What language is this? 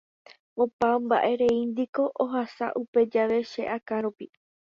Guarani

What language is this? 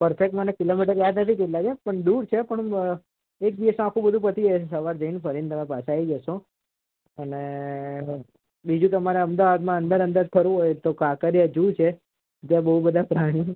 Gujarati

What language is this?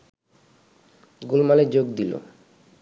Bangla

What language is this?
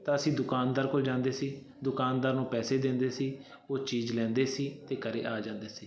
Punjabi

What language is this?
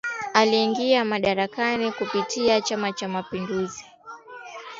Swahili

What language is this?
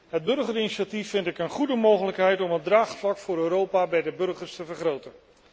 Dutch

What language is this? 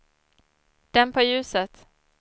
Swedish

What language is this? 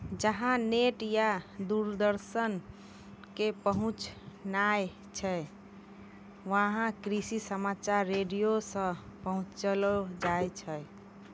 Maithili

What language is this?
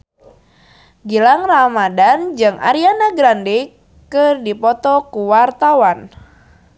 Sundanese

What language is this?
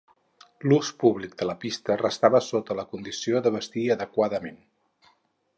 Catalan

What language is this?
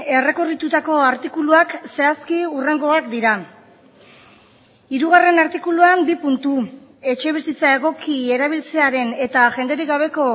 Basque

